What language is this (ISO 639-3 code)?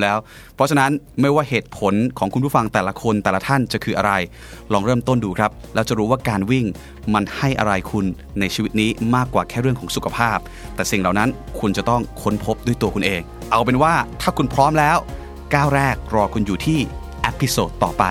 tha